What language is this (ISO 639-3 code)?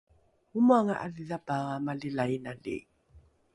dru